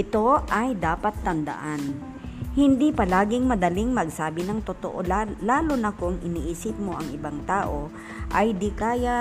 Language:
Filipino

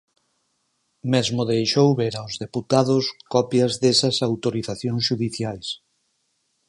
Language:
Galician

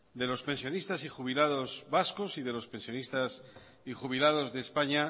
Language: Spanish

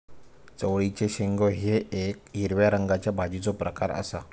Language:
Marathi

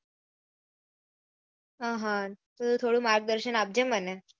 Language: Gujarati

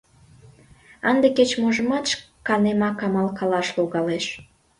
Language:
Mari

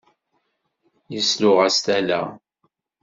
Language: Kabyle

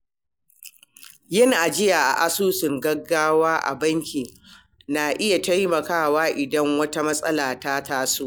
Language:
Hausa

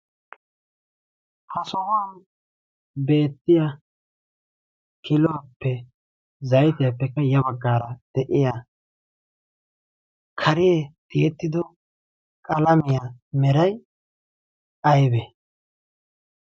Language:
Wolaytta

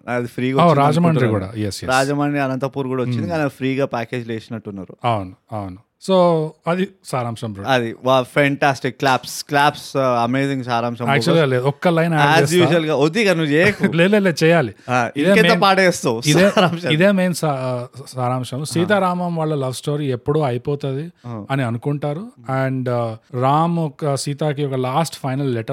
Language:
Telugu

